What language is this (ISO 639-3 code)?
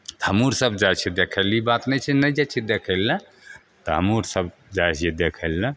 mai